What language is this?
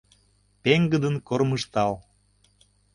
Mari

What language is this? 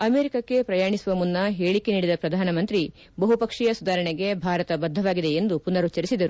Kannada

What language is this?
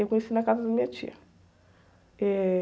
Portuguese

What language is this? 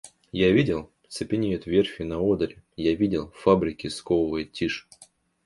Russian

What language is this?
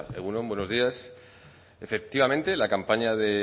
Spanish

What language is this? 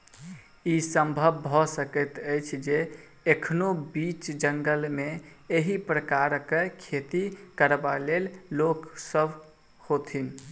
Maithili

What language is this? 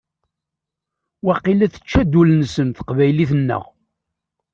Kabyle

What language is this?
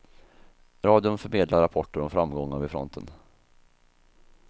Swedish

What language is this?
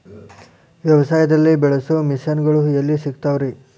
Kannada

